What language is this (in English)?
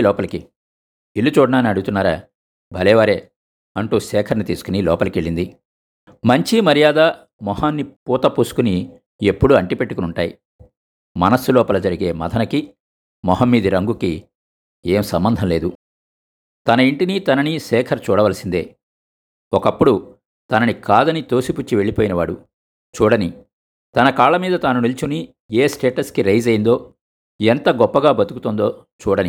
Telugu